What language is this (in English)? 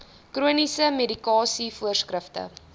Afrikaans